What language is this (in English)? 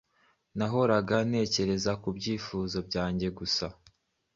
Kinyarwanda